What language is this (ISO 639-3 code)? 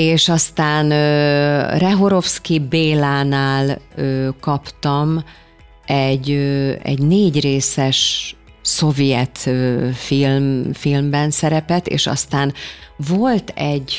hun